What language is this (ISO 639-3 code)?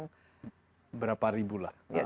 ind